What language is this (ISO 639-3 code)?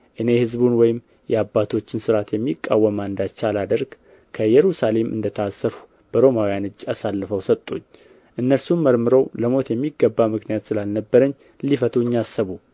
amh